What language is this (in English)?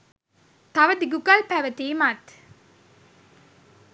Sinhala